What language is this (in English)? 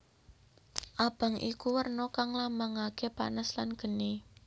Javanese